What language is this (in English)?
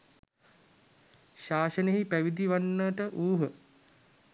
Sinhala